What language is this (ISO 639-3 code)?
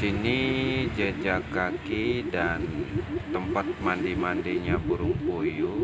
ind